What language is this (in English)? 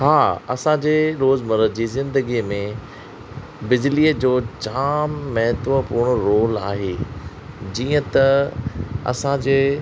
Sindhi